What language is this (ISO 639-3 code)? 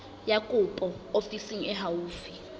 sot